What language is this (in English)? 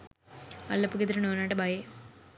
Sinhala